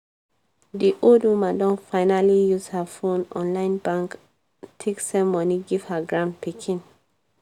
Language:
Nigerian Pidgin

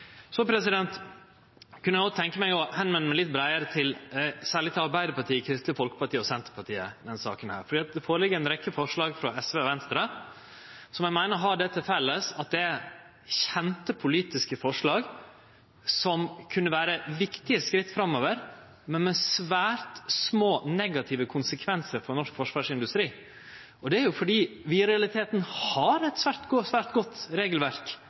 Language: Norwegian Nynorsk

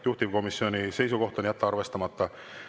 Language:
Estonian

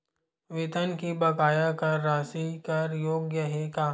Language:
Chhattisgarhi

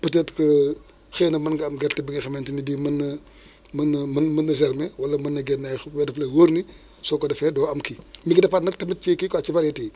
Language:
Wolof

